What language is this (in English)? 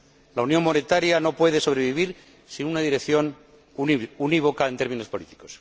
Spanish